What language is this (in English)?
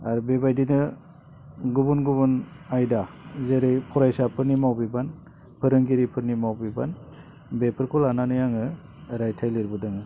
Bodo